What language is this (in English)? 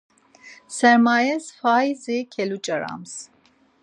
Laz